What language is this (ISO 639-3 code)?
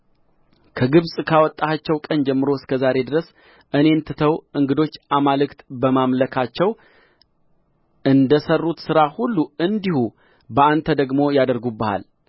amh